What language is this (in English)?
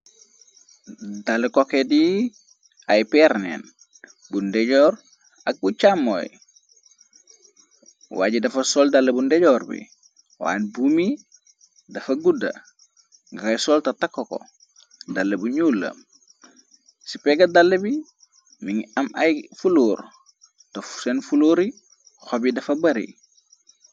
Wolof